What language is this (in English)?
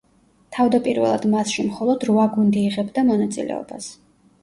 Georgian